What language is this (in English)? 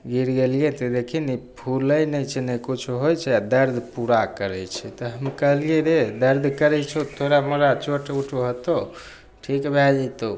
Maithili